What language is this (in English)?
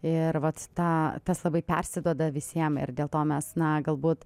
Lithuanian